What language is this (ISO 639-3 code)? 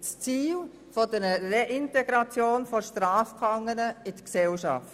gsw